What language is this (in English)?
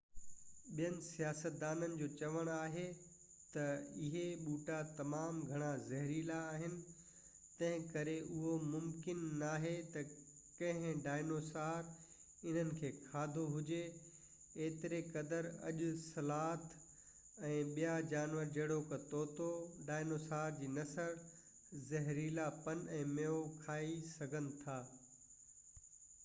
Sindhi